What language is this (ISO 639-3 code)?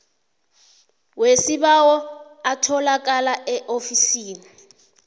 nbl